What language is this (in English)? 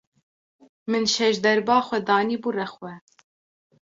Kurdish